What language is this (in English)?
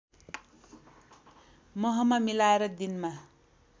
Nepali